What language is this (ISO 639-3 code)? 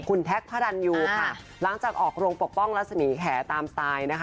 tha